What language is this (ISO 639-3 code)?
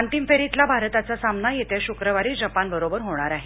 mar